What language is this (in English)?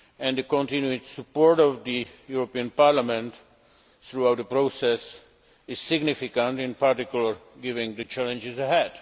English